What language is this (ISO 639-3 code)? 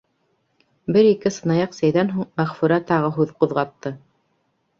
bak